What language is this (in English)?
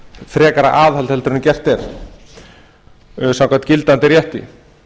Icelandic